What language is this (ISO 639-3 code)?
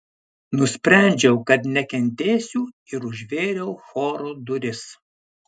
lit